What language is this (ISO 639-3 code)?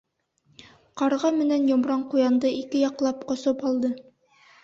bak